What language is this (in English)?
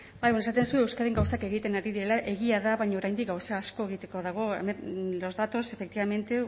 Basque